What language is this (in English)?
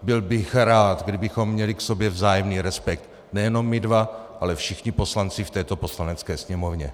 Czech